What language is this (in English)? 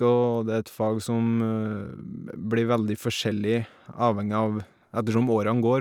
Norwegian